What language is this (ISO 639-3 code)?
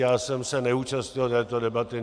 ces